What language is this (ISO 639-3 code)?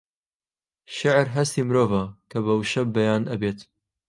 ckb